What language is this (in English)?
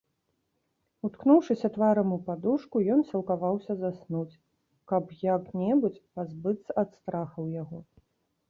Belarusian